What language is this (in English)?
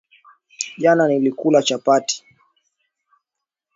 Swahili